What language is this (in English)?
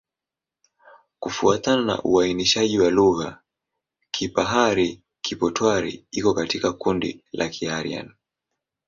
Swahili